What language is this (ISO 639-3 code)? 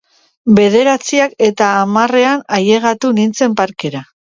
eus